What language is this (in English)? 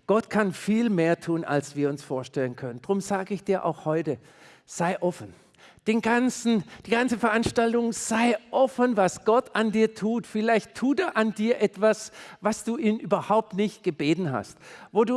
German